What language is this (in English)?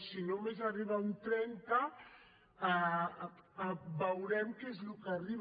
Catalan